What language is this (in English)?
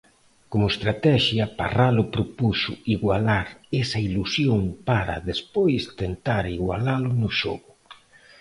Galician